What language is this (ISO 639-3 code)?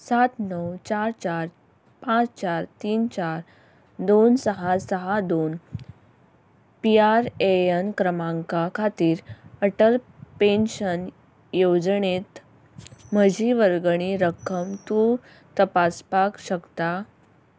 kok